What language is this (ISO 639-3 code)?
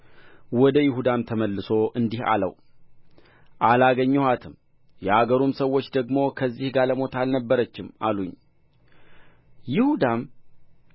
amh